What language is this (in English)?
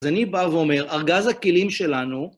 Hebrew